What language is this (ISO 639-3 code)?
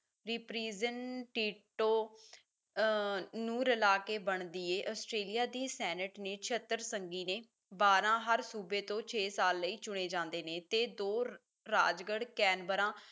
pan